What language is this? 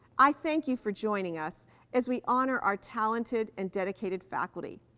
English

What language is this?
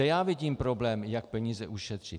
Czech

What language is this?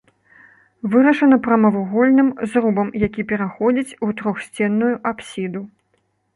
Belarusian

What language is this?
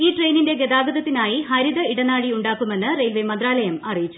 Malayalam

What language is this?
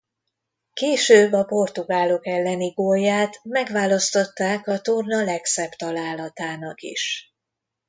Hungarian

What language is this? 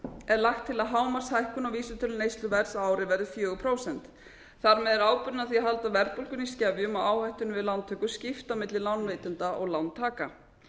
Icelandic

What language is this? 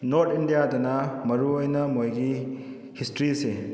Manipuri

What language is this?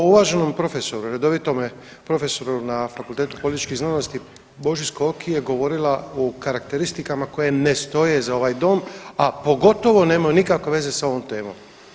Croatian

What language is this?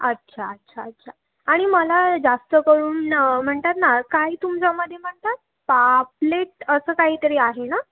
Marathi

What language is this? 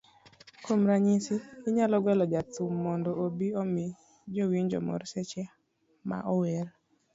Luo (Kenya and Tanzania)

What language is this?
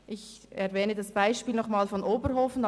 Swiss German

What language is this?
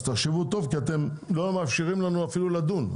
Hebrew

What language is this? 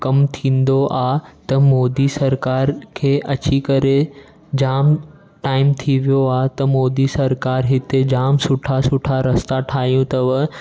Sindhi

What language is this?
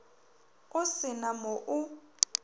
Northern Sotho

